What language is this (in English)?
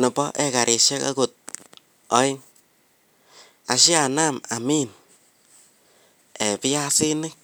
Kalenjin